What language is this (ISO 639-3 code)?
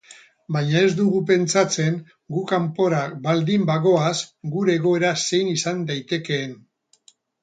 eus